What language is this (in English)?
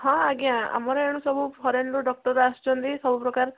Odia